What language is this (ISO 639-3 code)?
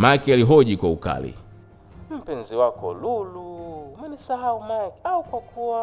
swa